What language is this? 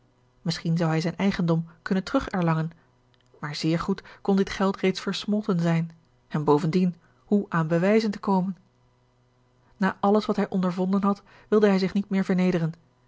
Dutch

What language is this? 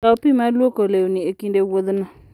Luo (Kenya and Tanzania)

